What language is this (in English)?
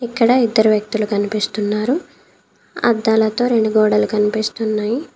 Telugu